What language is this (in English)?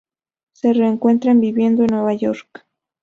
Spanish